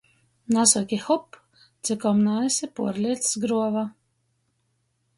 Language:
Latgalian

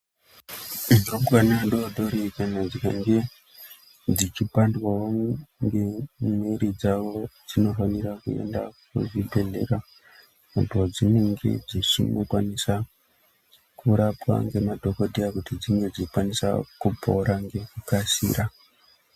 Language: Ndau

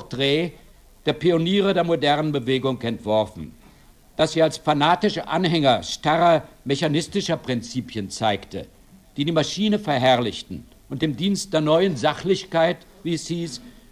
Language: German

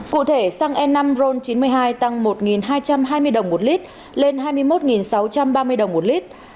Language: Vietnamese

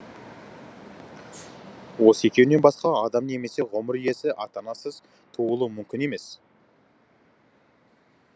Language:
Kazakh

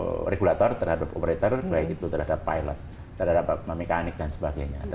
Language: Indonesian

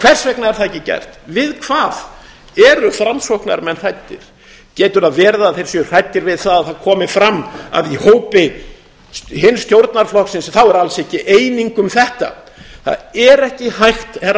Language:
Icelandic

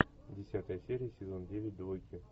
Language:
Russian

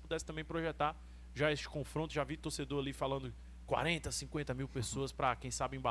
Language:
Portuguese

